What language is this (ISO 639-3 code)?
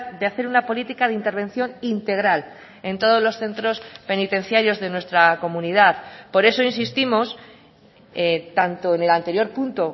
spa